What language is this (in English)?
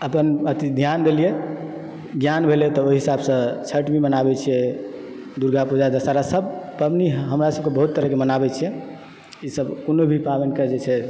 Maithili